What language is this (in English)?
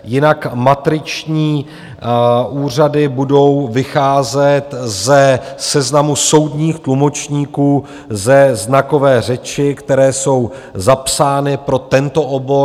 Czech